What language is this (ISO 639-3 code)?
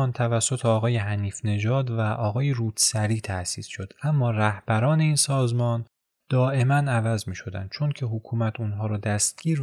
fas